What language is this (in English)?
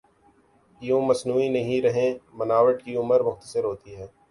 Urdu